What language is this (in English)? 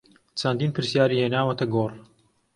Central Kurdish